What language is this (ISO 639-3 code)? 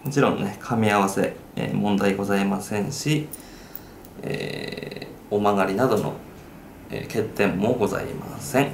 jpn